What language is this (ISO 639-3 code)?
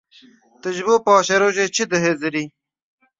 kur